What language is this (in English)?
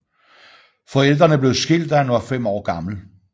Danish